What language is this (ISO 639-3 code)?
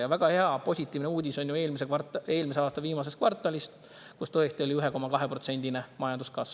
est